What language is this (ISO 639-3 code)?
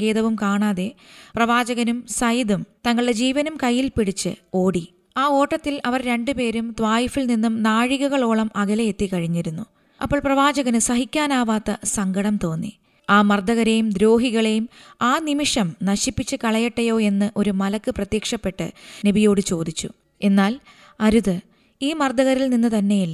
mal